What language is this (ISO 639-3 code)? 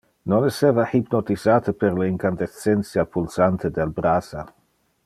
ina